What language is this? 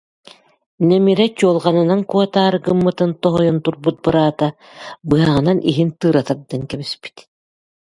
Yakut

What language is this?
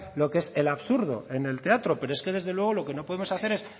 Spanish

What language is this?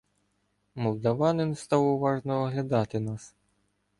Ukrainian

